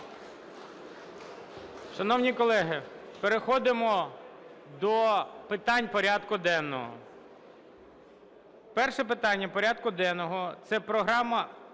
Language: Ukrainian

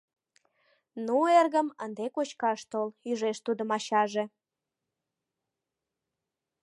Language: Mari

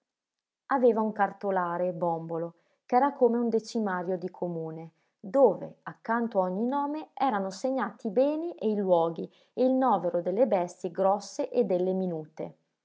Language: Italian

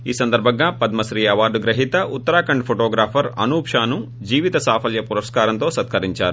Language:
Telugu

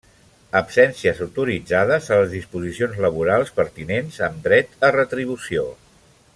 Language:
Catalan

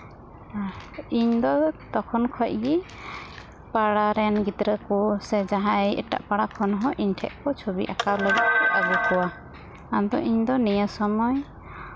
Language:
Santali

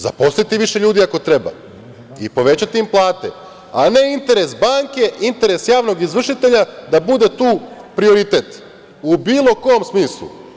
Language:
Serbian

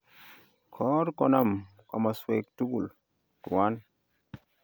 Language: Kalenjin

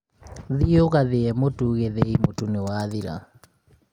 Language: Kikuyu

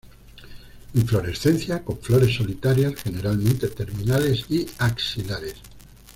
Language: Spanish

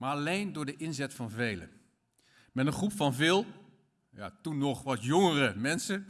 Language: Dutch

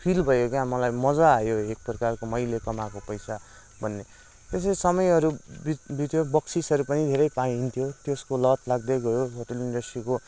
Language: Nepali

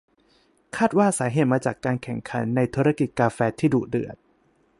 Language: Thai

